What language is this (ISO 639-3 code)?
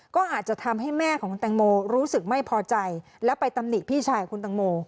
tha